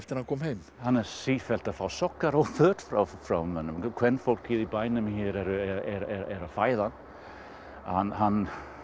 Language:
Icelandic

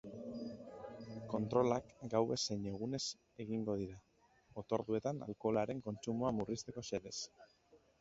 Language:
Basque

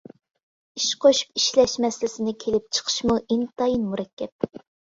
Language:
Uyghur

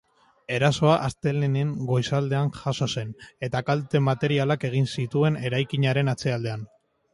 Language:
Basque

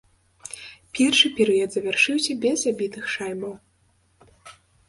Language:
Belarusian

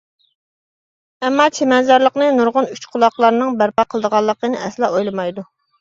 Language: Uyghur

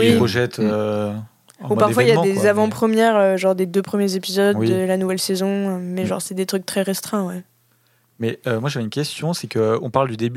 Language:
French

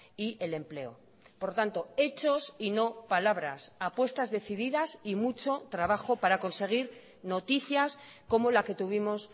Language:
Spanish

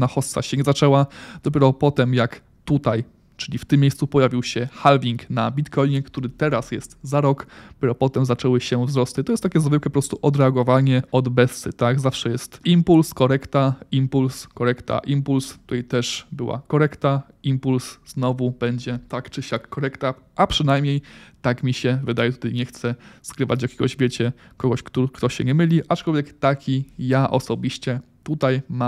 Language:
Polish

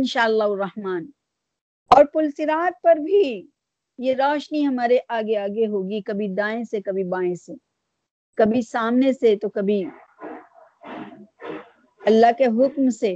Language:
Urdu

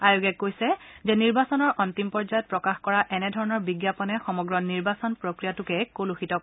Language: Assamese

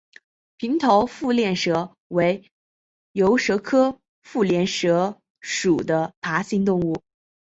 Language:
Chinese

